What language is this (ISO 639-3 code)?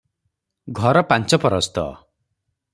ori